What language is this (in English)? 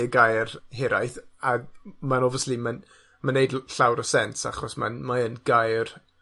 Welsh